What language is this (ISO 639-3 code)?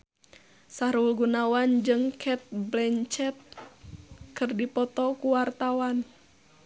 sun